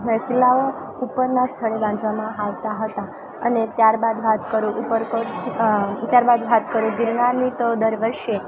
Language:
Gujarati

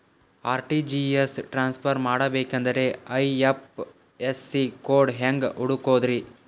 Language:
Kannada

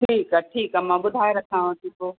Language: Sindhi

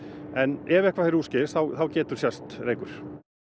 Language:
Icelandic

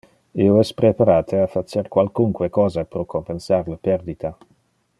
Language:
Interlingua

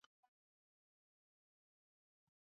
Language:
Swahili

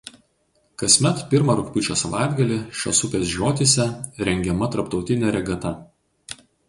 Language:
Lithuanian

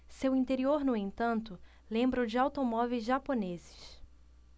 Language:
Portuguese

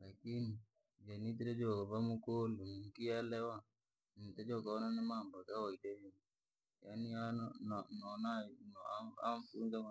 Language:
Langi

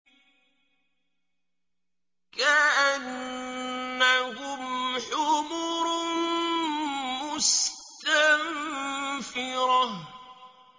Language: Arabic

